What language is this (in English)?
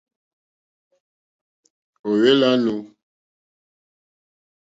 Mokpwe